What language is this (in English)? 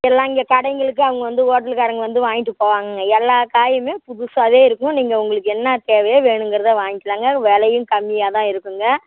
Tamil